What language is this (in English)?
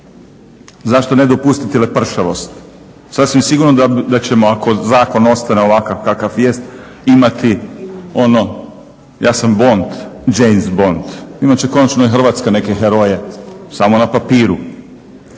Croatian